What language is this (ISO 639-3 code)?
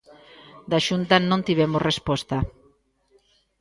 glg